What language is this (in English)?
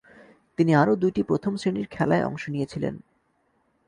Bangla